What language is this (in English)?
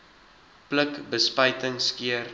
Afrikaans